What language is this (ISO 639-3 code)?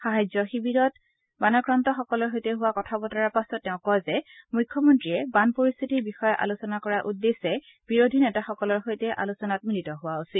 asm